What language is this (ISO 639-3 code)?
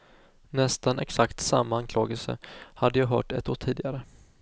swe